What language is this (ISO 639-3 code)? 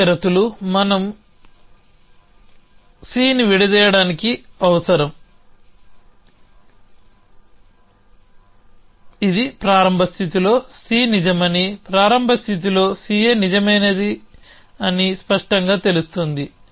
tel